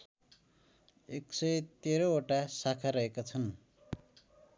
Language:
Nepali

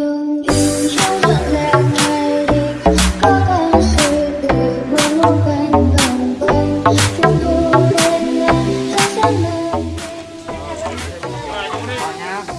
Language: Vietnamese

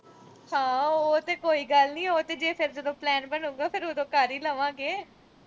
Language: Punjabi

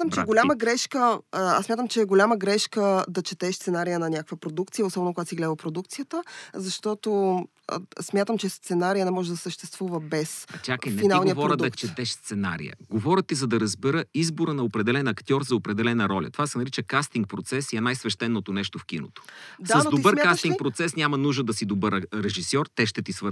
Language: Bulgarian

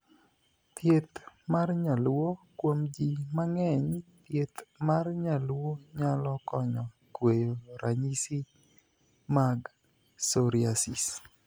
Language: Luo (Kenya and Tanzania)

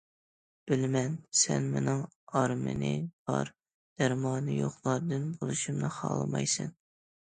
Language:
Uyghur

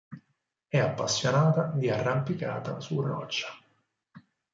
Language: Italian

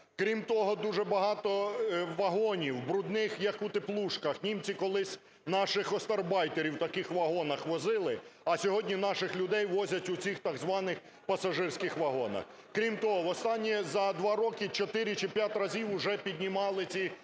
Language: Ukrainian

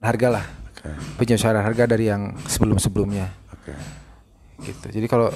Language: Indonesian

